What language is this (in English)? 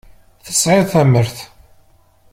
Kabyle